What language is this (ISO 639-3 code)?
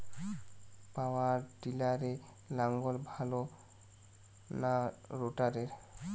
ben